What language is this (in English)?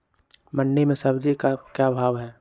Magahi